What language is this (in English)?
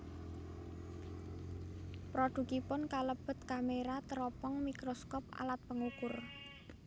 Javanese